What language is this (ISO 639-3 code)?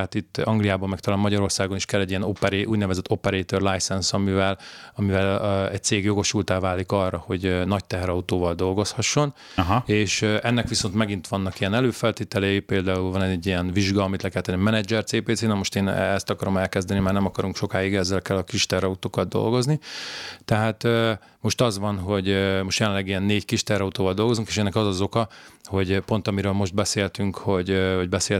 hun